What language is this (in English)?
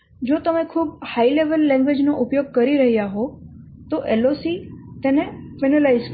Gujarati